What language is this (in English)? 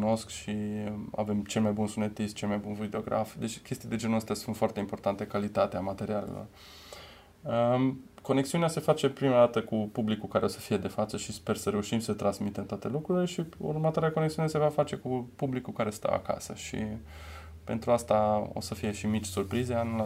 Romanian